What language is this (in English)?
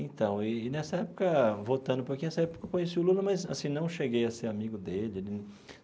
Portuguese